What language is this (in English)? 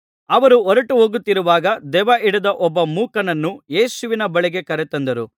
Kannada